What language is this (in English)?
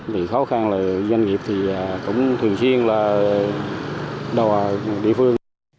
Vietnamese